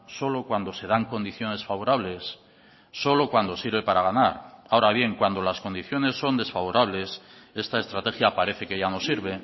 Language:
Spanish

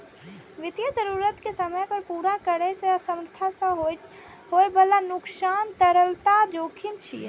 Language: Maithili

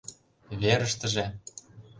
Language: Mari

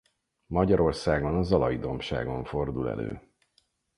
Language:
Hungarian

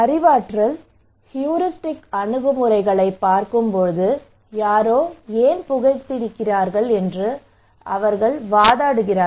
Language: Tamil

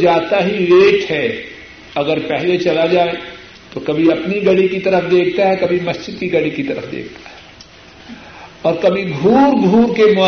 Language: Urdu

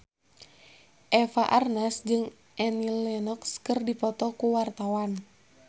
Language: Sundanese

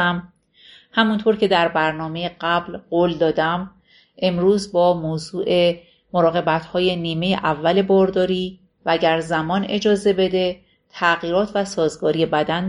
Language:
Persian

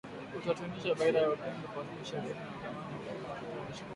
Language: Swahili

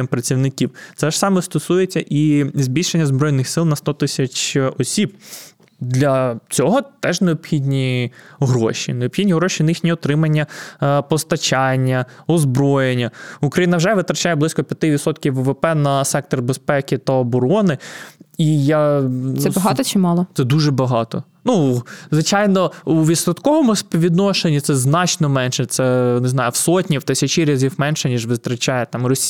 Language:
Ukrainian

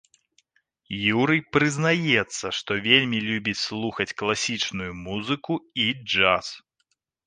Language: Belarusian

